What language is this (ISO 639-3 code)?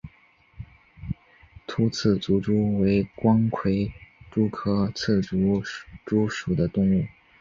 zho